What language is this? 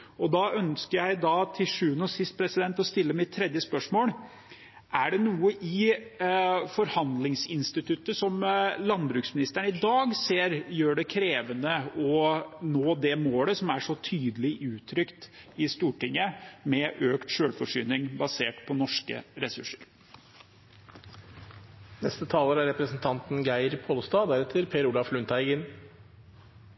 Norwegian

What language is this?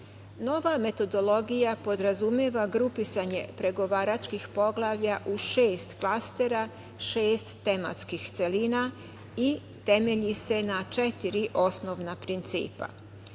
Serbian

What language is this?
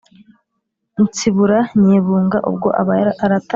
Kinyarwanda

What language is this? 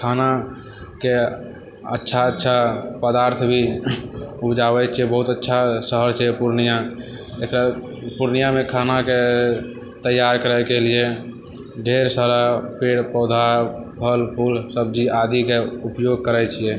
Maithili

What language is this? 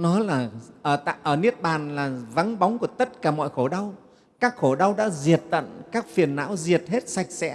Vietnamese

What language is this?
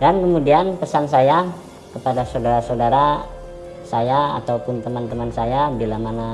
Indonesian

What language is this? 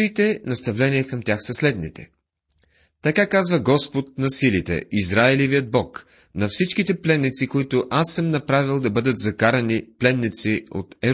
Bulgarian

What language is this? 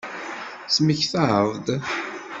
Kabyle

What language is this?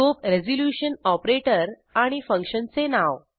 Marathi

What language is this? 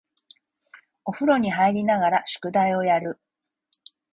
Japanese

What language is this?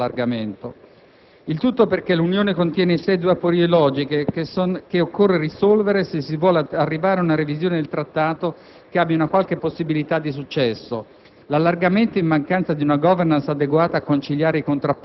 Italian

